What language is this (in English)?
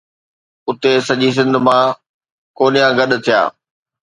Sindhi